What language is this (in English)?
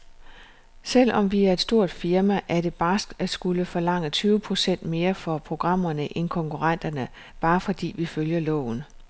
Danish